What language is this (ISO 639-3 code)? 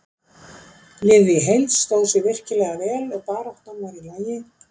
isl